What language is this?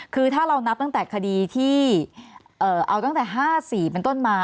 Thai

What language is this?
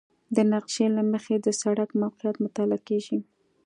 Pashto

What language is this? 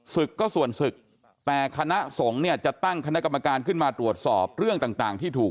Thai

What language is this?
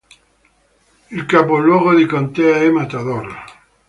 Italian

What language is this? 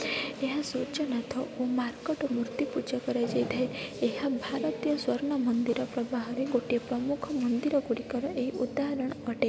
Odia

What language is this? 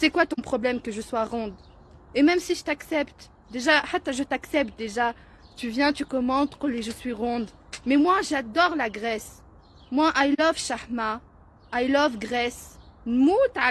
French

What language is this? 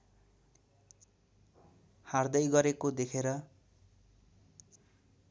Nepali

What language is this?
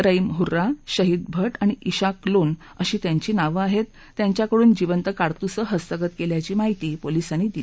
Marathi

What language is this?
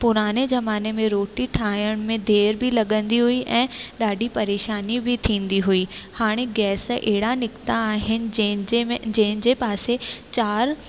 Sindhi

